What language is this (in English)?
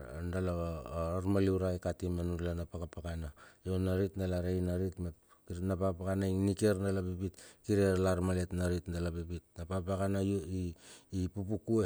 Bilur